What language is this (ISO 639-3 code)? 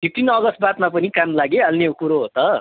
nep